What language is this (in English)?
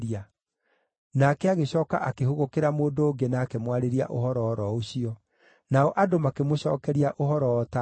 Kikuyu